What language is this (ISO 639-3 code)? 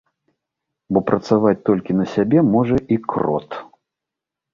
bel